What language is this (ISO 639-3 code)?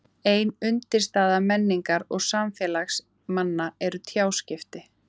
isl